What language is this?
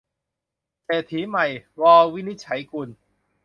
Thai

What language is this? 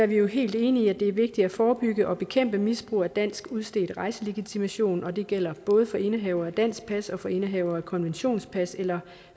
Danish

